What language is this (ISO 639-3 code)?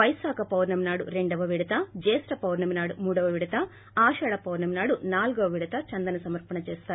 tel